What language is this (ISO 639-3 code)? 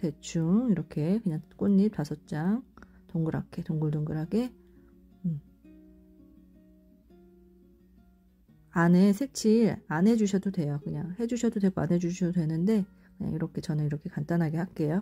kor